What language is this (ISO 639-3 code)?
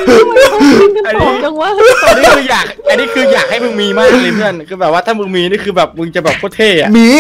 tha